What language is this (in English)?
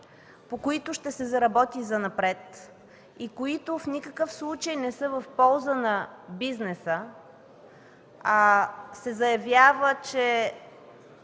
Bulgarian